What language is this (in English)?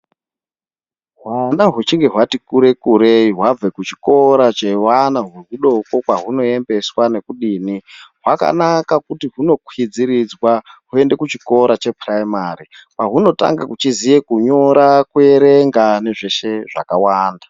Ndau